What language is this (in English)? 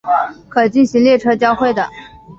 Chinese